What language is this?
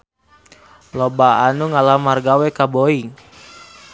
Sundanese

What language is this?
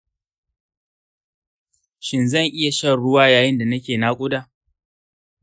Hausa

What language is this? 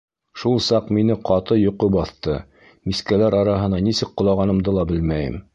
Bashkir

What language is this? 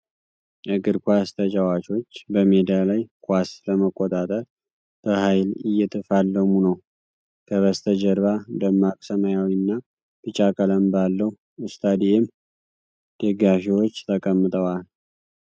Amharic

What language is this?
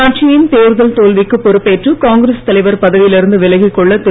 Tamil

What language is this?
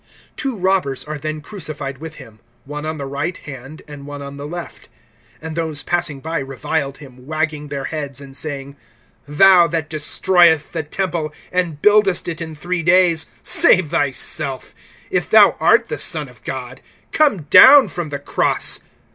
English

